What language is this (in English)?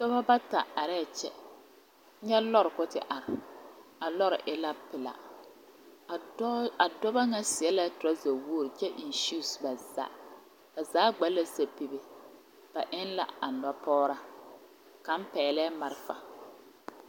Southern Dagaare